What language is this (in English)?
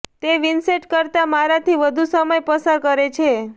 Gujarati